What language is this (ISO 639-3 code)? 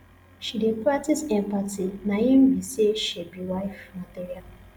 pcm